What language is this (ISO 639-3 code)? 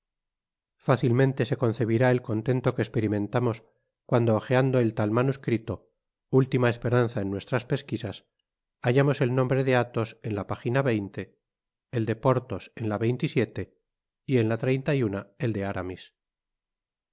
spa